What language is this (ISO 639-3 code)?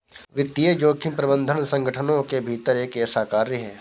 hin